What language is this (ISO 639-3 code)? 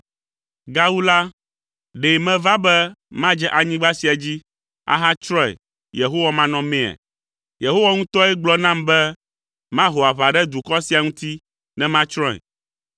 ewe